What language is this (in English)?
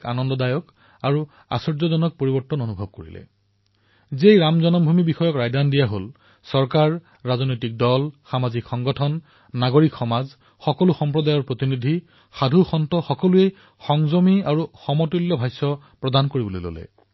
Assamese